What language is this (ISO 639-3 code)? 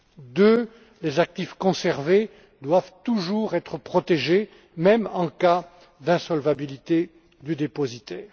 fra